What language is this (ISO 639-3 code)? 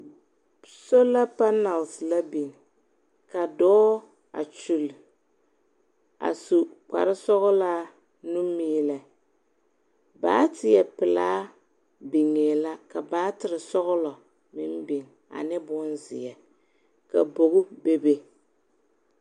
dga